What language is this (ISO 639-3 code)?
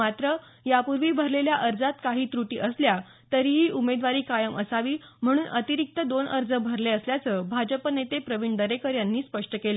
mar